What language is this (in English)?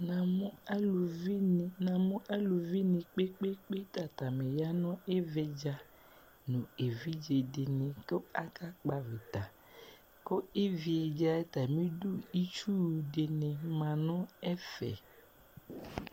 Ikposo